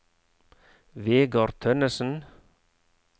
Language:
Norwegian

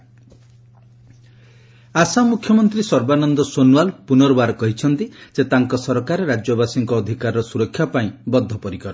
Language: Odia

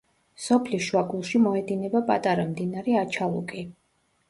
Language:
Georgian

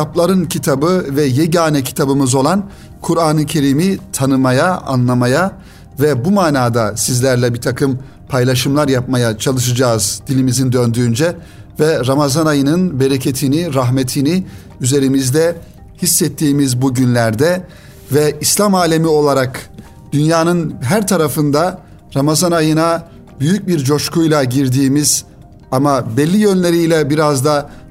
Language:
Turkish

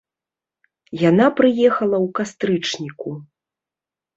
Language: Belarusian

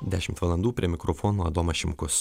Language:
Lithuanian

